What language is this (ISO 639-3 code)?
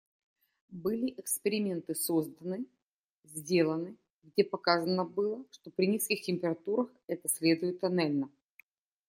rus